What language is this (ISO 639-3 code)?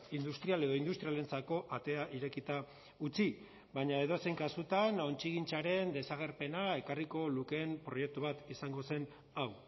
eus